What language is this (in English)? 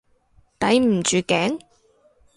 Cantonese